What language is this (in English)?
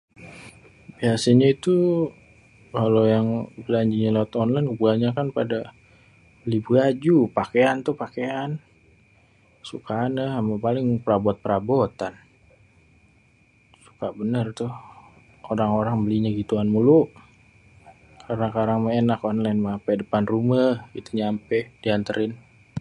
Betawi